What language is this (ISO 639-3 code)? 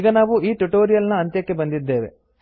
kan